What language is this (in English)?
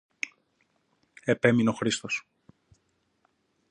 Greek